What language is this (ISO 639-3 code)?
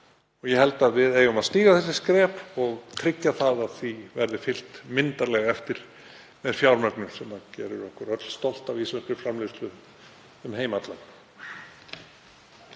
isl